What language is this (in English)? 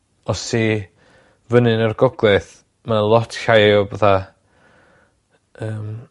Welsh